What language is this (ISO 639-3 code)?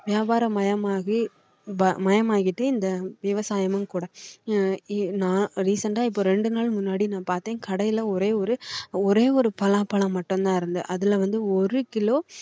tam